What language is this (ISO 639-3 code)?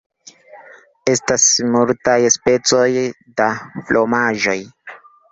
epo